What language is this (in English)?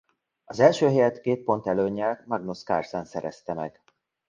Hungarian